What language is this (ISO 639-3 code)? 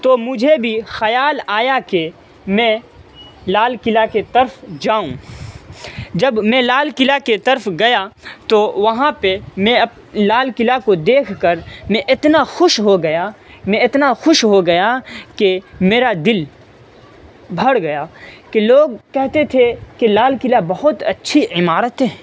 urd